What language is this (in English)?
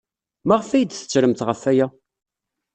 Kabyle